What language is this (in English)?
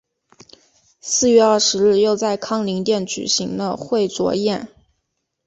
Chinese